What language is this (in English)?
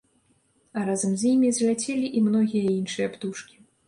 Belarusian